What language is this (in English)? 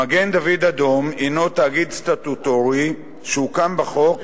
Hebrew